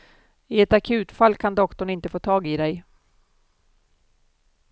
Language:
Swedish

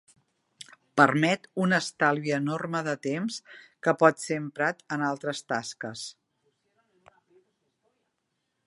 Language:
Catalan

